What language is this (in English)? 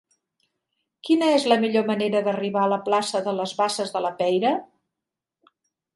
Catalan